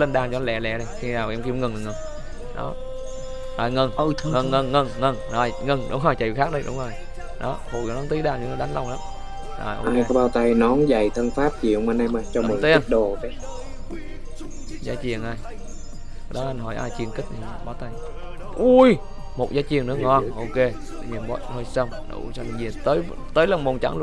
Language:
Vietnamese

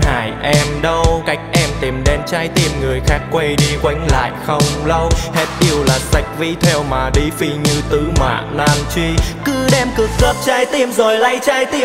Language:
Vietnamese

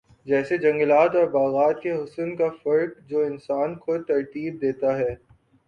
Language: Urdu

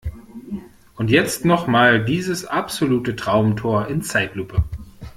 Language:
German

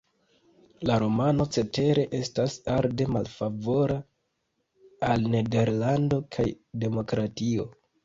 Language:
Esperanto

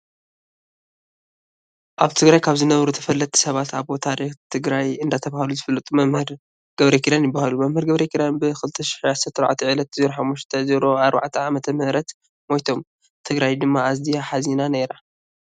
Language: Tigrinya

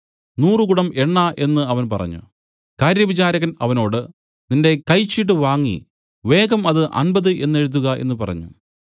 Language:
Malayalam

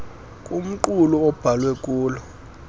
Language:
Xhosa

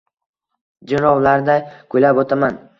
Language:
Uzbek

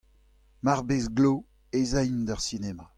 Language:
Breton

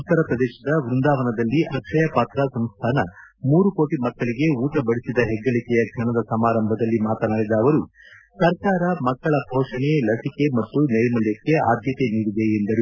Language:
Kannada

